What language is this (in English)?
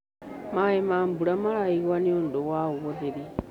Kikuyu